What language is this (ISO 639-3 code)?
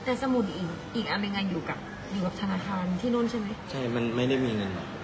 tha